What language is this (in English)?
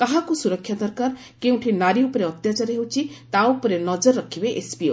Odia